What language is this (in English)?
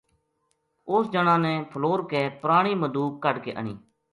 Gujari